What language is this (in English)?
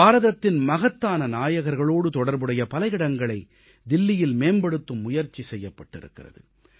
Tamil